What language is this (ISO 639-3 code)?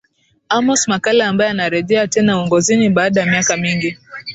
swa